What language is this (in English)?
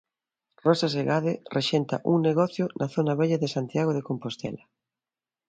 Galician